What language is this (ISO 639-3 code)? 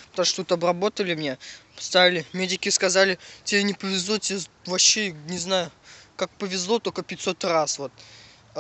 rus